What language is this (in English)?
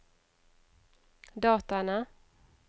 Norwegian